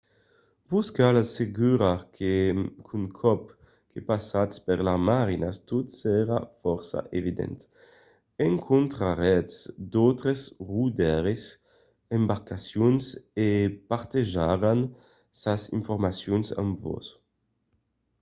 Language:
Occitan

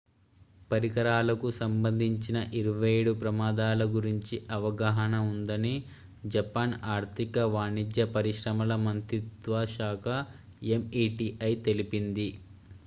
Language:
Telugu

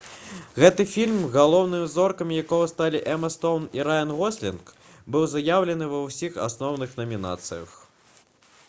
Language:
Belarusian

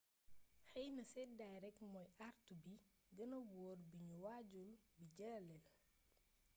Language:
Wolof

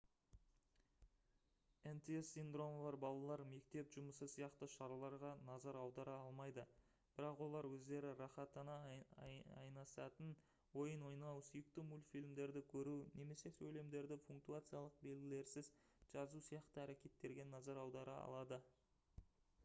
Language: Kazakh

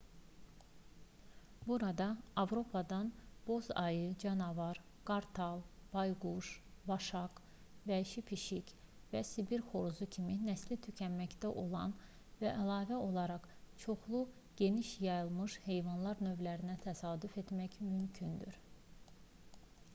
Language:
Azerbaijani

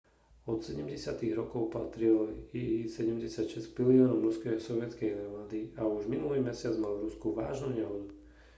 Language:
Slovak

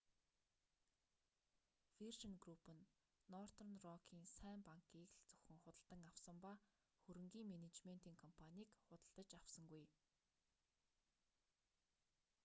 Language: Mongolian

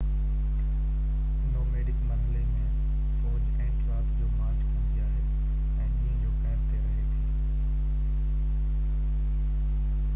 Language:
Sindhi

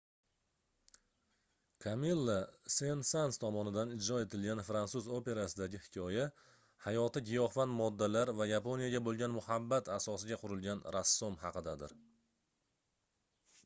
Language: Uzbek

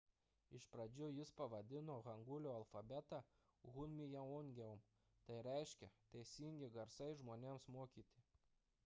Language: Lithuanian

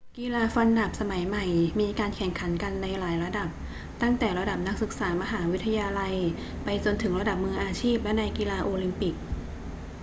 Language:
Thai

